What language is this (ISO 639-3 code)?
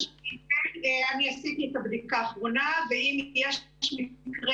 heb